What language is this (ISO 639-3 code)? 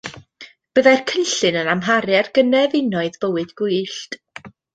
cym